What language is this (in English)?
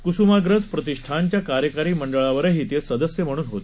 Marathi